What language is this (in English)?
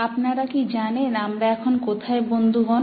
Bangla